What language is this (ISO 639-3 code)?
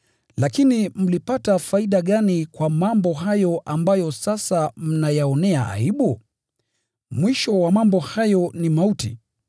swa